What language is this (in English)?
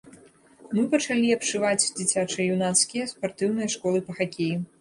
Belarusian